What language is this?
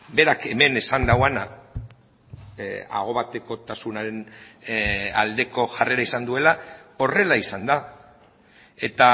Basque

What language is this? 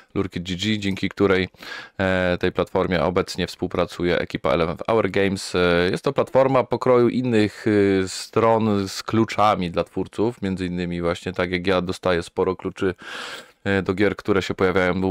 Polish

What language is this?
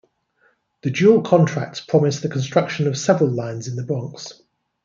English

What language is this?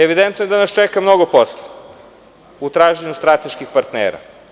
Serbian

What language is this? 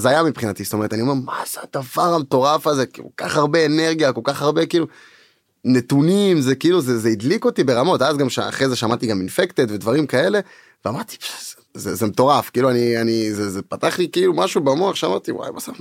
Hebrew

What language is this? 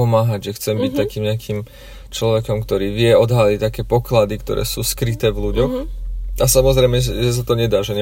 Slovak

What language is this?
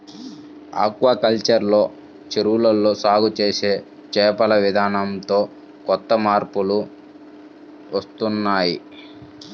Telugu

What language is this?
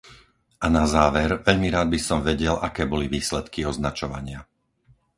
Slovak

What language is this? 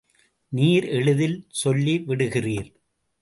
Tamil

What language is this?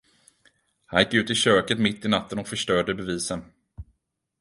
Swedish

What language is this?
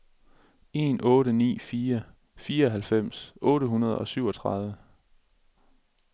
Danish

